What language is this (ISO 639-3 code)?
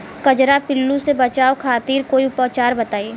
bho